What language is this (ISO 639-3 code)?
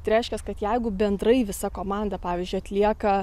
lit